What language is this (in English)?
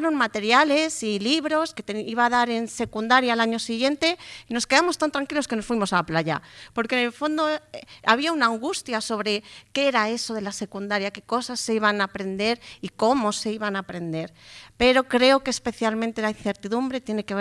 Spanish